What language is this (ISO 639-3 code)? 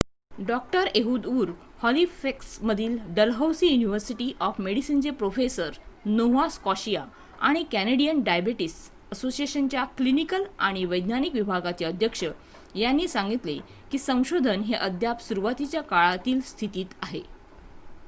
mar